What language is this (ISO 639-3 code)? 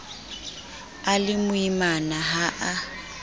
sot